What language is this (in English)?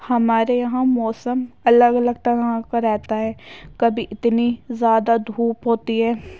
Urdu